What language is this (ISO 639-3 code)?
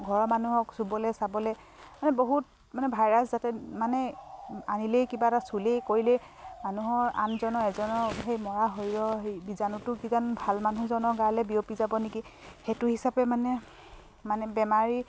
asm